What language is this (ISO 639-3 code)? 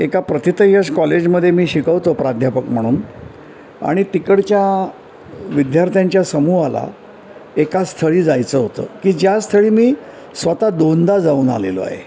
mar